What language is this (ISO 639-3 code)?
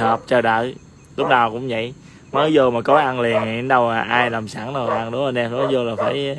vie